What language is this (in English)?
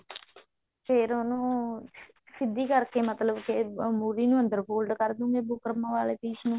Punjabi